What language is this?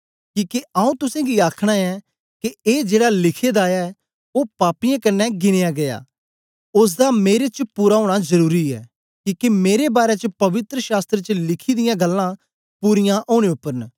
Dogri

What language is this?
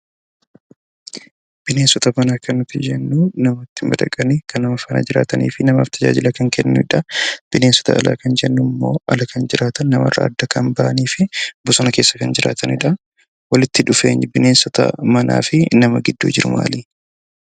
Oromo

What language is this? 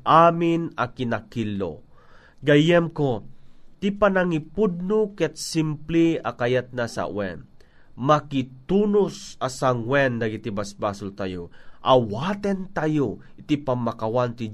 Filipino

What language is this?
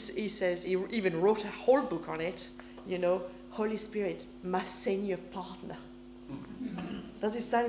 English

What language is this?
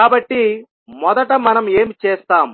Telugu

